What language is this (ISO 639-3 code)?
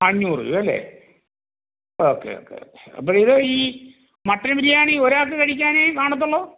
mal